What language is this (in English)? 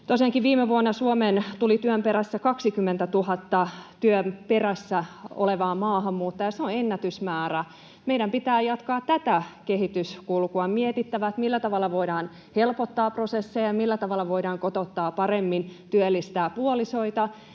Finnish